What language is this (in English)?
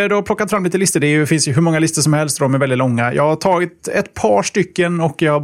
Swedish